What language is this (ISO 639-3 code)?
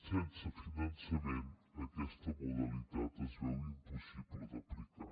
cat